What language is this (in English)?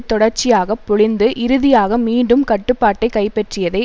Tamil